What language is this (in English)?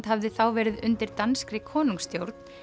Icelandic